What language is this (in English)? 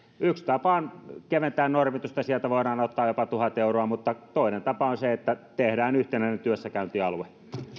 Finnish